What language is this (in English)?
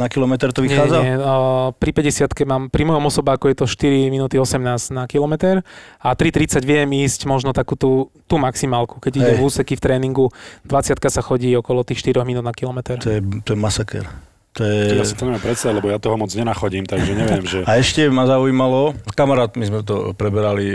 Slovak